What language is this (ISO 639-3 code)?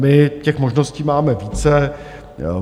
ces